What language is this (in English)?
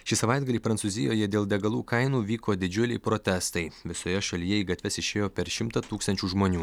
Lithuanian